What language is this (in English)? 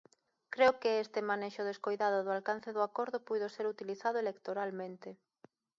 Galician